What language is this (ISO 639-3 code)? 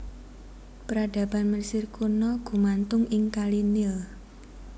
jav